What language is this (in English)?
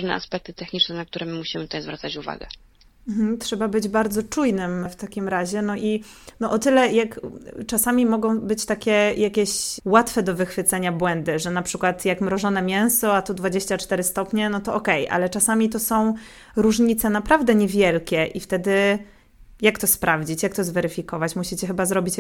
Polish